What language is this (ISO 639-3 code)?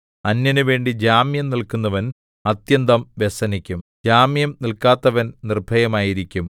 mal